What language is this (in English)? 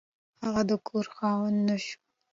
Pashto